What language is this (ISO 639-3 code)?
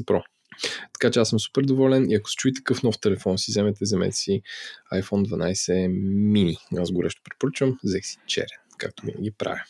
bul